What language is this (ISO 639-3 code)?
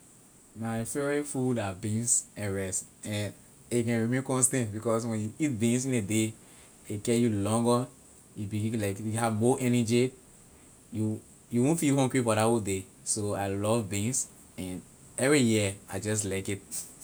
lir